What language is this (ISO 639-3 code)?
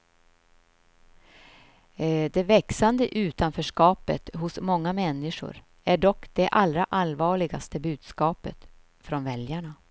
swe